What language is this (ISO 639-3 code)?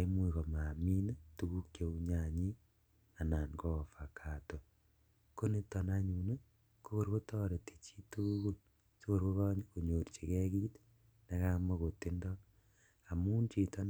kln